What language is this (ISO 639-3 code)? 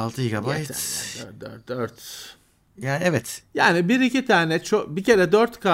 tur